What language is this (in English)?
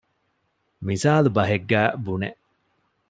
Divehi